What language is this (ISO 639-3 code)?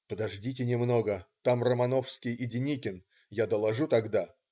rus